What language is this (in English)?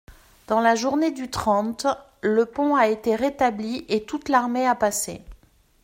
French